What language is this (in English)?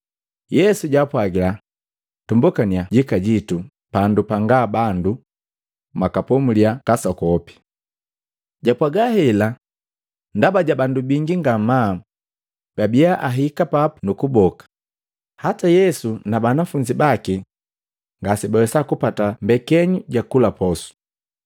Matengo